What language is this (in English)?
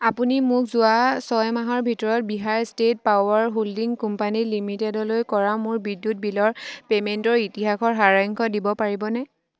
Assamese